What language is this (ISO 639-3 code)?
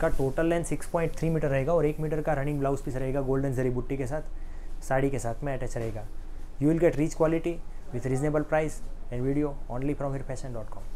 hin